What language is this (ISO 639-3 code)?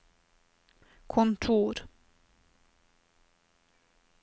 nor